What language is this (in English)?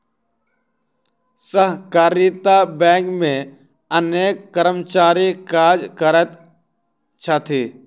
Maithili